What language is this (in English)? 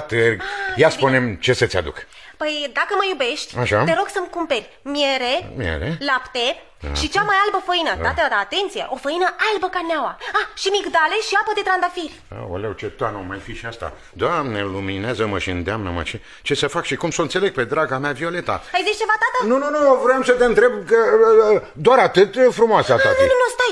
Romanian